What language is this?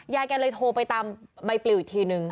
Thai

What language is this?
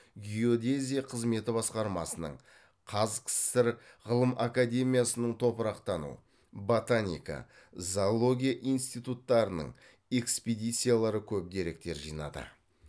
Kazakh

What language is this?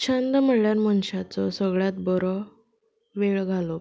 Konkani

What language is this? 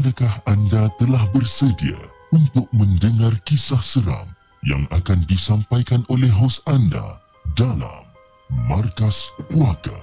Malay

